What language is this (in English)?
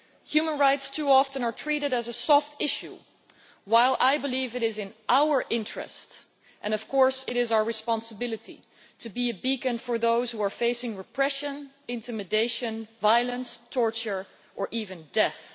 English